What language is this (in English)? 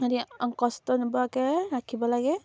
Assamese